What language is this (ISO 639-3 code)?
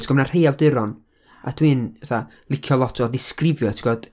cym